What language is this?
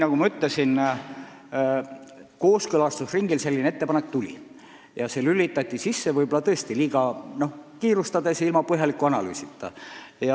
Estonian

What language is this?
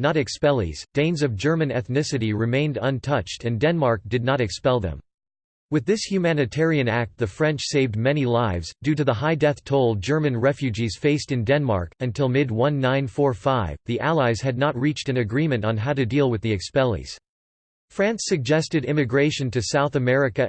English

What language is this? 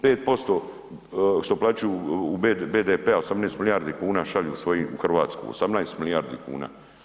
Croatian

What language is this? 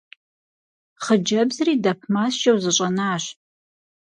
Kabardian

